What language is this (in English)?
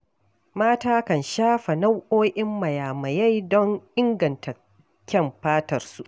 Hausa